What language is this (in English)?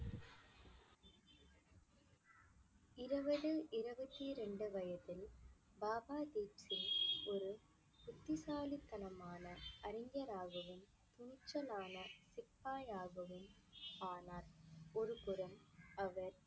Tamil